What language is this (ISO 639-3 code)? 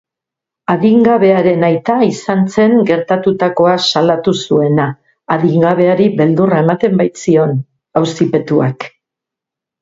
eus